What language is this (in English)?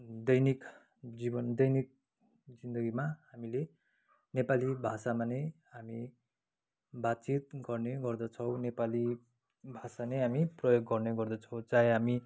Nepali